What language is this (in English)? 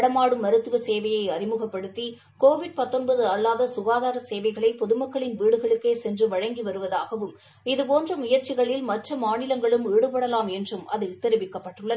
Tamil